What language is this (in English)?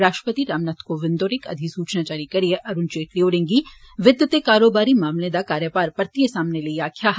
Dogri